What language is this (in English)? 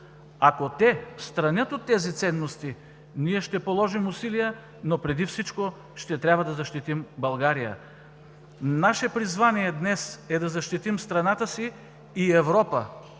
Bulgarian